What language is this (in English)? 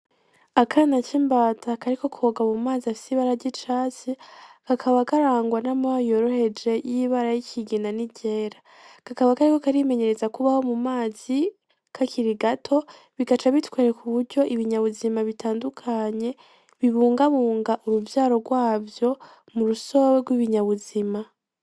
Rundi